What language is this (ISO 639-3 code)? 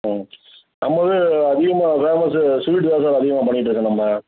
tam